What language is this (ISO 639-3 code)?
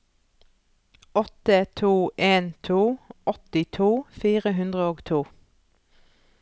nor